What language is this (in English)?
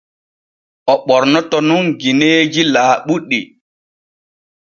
Borgu Fulfulde